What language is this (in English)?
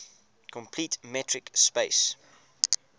English